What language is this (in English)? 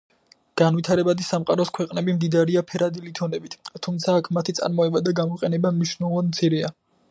Georgian